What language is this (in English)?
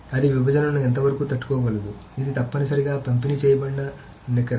Telugu